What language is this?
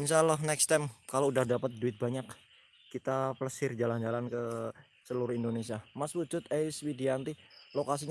Indonesian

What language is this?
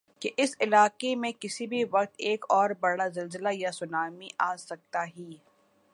Urdu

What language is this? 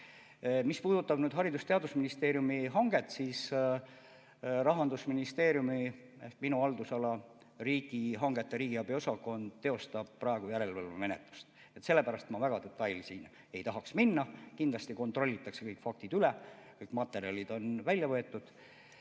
Estonian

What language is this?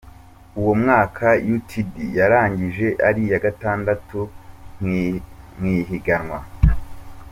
Kinyarwanda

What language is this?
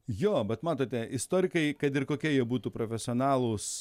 Lithuanian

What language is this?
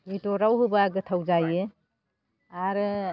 Bodo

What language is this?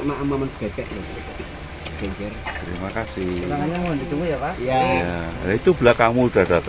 Indonesian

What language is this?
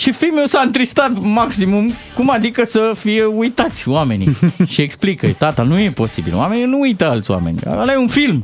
Romanian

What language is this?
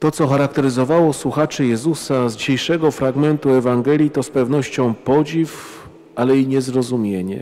Polish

